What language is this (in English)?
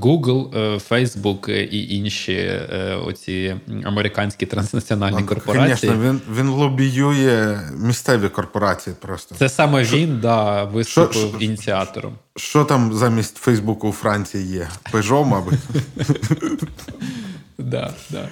Ukrainian